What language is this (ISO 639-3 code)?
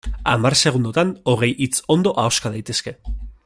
eus